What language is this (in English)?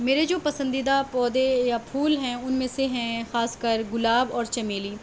Urdu